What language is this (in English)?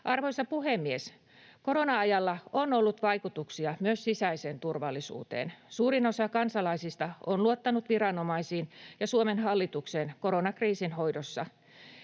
Finnish